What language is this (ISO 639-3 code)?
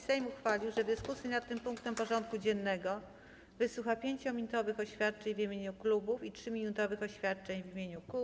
pol